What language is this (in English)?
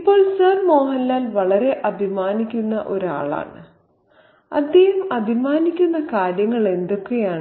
Malayalam